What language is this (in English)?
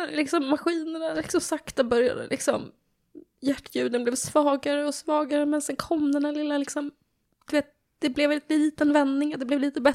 Swedish